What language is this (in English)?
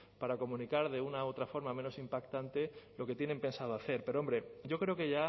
Spanish